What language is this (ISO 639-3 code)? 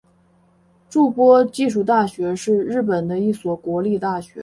zho